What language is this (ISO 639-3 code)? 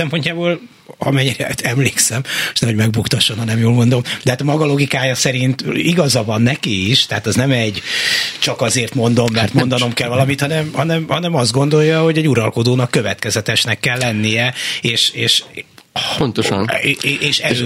hun